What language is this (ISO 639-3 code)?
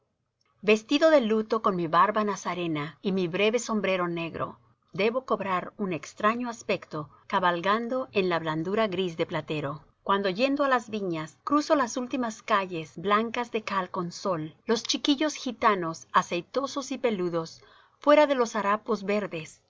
spa